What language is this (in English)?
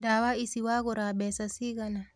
Kikuyu